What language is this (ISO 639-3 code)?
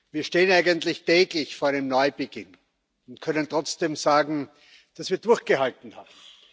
deu